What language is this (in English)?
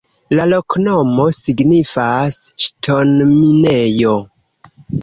Esperanto